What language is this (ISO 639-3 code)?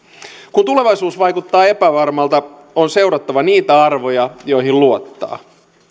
fin